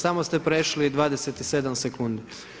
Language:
Croatian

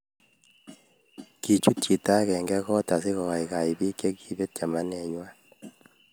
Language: Kalenjin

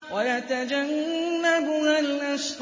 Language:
Arabic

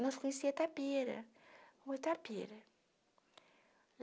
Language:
Portuguese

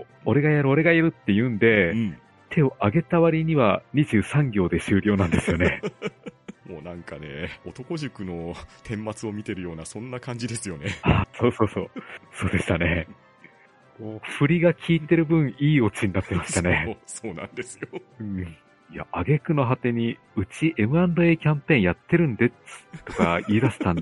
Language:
Japanese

